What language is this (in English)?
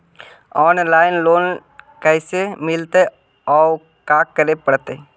Magahi